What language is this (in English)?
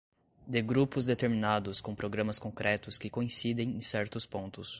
Portuguese